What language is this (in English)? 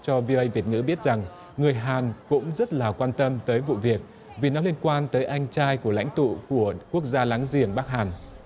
Vietnamese